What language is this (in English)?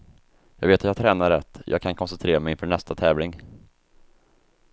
Swedish